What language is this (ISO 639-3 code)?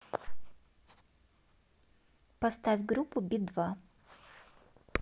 rus